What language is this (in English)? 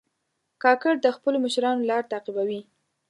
Pashto